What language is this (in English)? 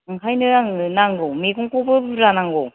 Bodo